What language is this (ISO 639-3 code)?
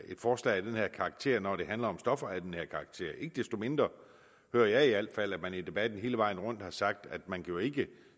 dan